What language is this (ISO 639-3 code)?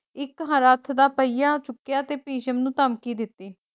pan